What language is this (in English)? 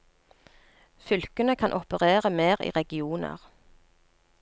Norwegian